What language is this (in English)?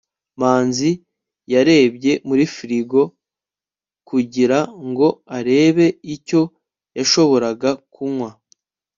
Kinyarwanda